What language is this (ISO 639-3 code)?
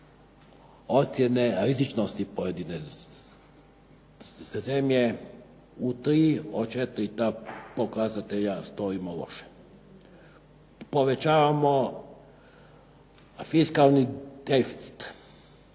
hrv